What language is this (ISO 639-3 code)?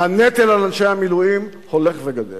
heb